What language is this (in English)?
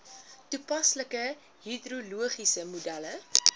Afrikaans